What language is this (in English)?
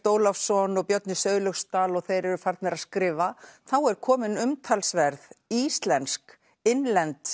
Icelandic